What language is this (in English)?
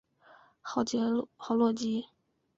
Chinese